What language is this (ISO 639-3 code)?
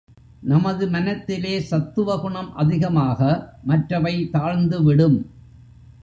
tam